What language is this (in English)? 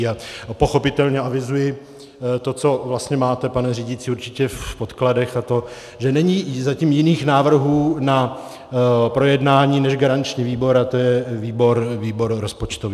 Czech